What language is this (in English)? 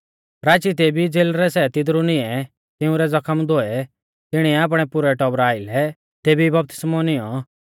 Mahasu Pahari